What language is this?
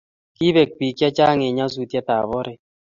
Kalenjin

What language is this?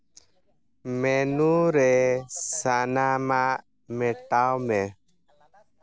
Santali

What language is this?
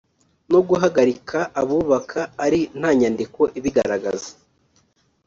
Kinyarwanda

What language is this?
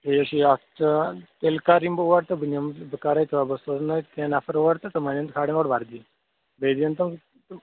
Kashmiri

